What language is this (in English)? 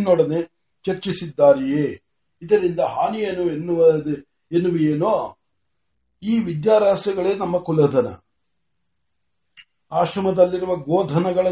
Marathi